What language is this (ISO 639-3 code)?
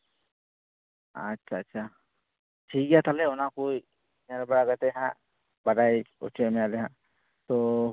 sat